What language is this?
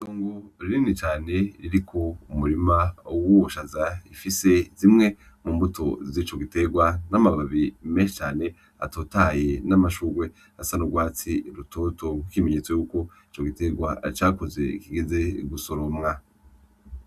Rundi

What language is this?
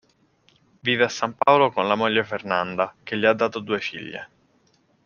Italian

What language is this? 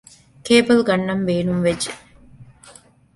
Divehi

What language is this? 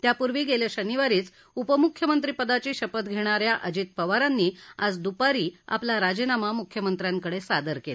Marathi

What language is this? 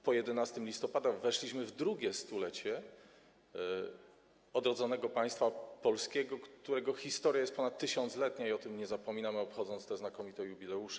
Polish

